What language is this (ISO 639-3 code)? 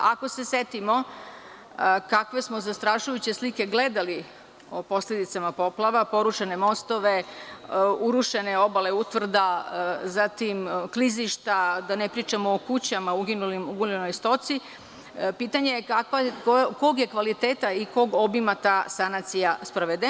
srp